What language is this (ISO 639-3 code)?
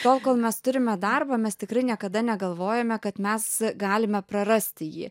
lit